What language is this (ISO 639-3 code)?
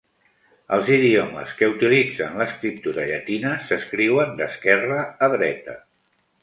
cat